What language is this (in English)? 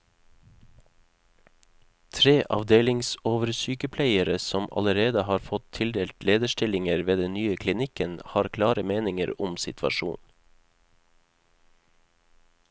Norwegian